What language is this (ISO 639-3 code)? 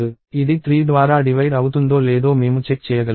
tel